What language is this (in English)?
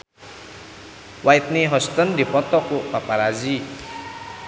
Sundanese